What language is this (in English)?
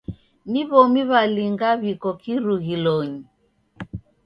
Taita